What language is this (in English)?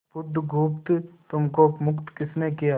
Hindi